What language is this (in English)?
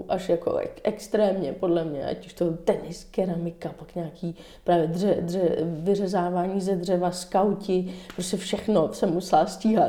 Czech